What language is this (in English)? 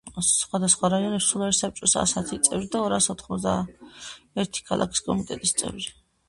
Georgian